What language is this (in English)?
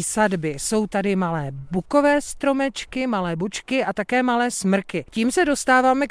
Czech